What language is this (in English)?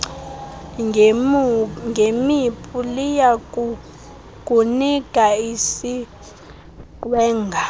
Xhosa